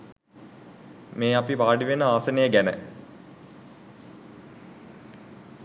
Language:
Sinhala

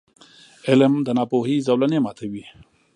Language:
Pashto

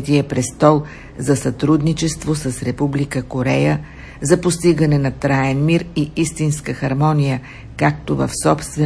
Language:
Bulgarian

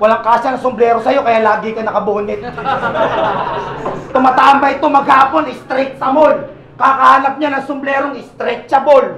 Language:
Filipino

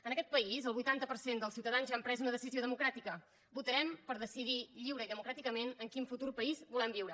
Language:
Catalan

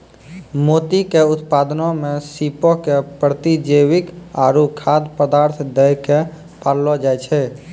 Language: Maithili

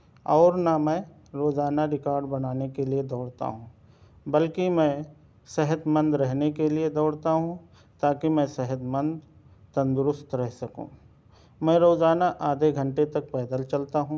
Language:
Urdu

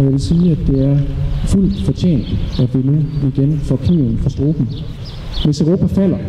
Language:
Danish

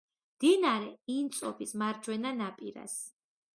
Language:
Georgian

